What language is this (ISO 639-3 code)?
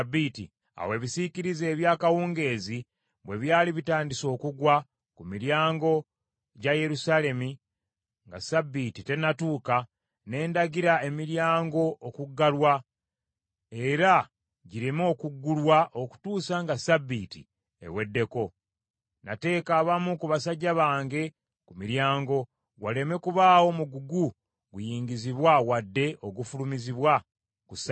lug